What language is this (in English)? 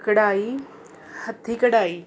Punjabi